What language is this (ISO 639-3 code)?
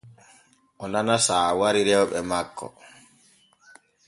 fue